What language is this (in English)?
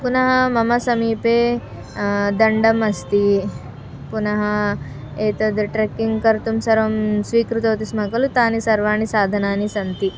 Sanskrit